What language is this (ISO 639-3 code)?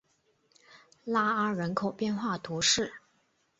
zho